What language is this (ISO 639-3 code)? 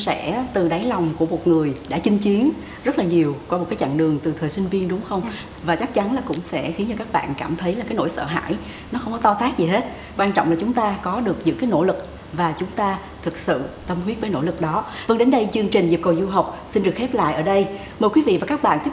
vie